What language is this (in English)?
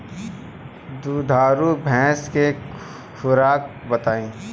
Bhojpuri